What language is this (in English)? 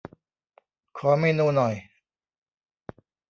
Thai